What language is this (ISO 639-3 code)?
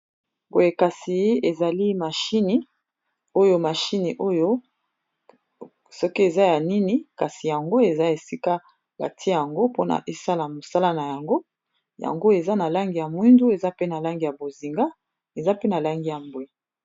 lin